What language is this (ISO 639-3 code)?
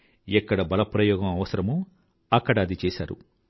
tel